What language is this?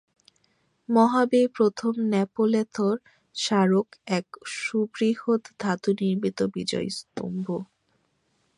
Bangla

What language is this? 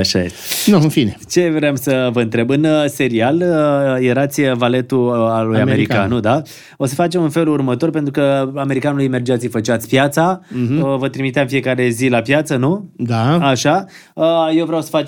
Romanian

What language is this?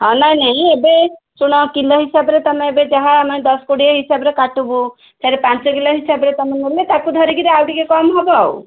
Odia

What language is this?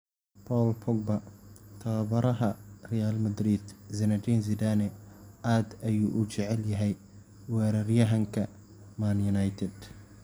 Somali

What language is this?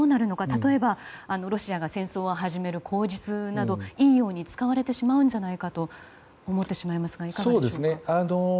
Japanese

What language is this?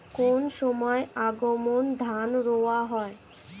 Bangla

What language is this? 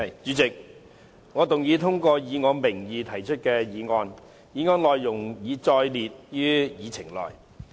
Cantonese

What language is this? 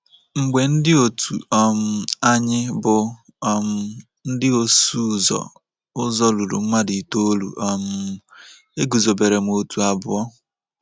Igbo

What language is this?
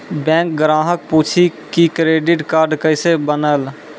Maithili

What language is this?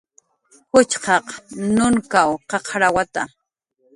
Jaqaru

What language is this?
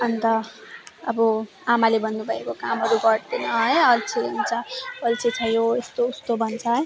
Nepali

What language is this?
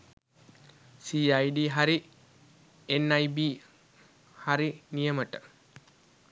Sinhala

